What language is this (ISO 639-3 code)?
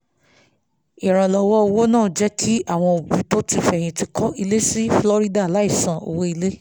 yor